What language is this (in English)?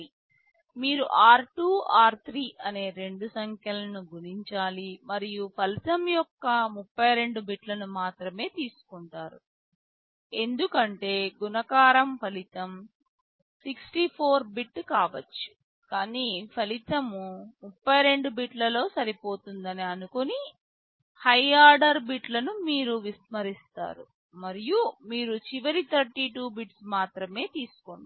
Telugu